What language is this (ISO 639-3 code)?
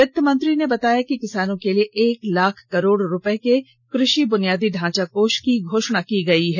hin